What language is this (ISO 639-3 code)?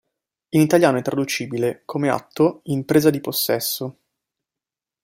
ita